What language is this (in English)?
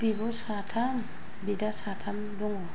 Bodo